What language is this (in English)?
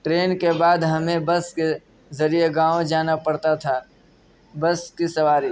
Urdu